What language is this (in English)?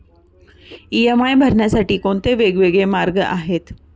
Marathi